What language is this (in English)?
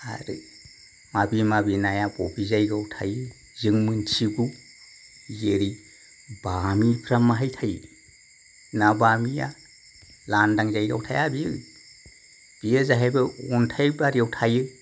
Bodo